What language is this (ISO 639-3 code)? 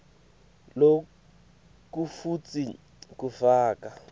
ssw